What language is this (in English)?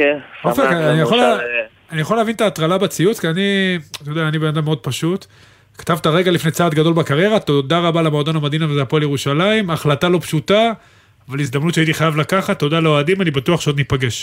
Hebrew